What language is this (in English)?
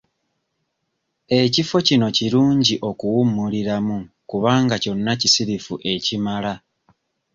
Ganda